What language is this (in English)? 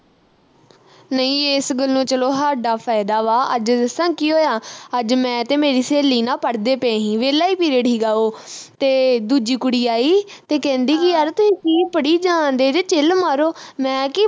Punjabi